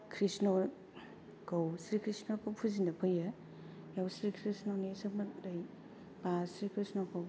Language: Bodo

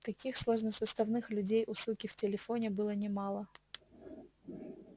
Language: Russian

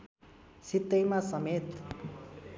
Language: Nepali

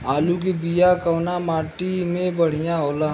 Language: Bhojpuri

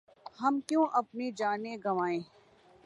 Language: Urdu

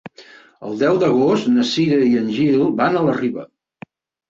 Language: Catalan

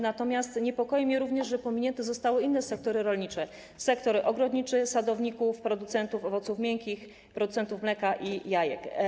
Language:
Polish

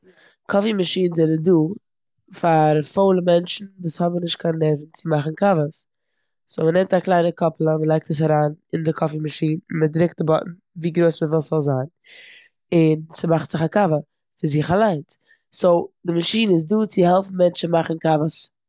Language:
Yiddish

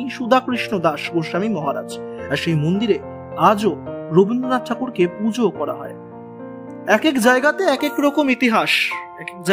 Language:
Bangla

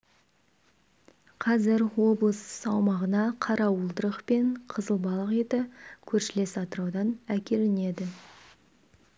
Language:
Kazakh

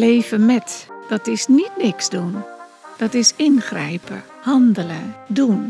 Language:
Dutch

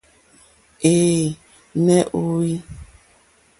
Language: Mokpwe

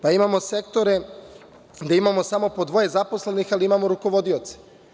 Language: Serbian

